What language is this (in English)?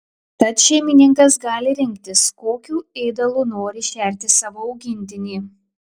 Lithuanian